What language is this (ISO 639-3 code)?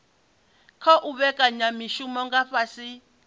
ven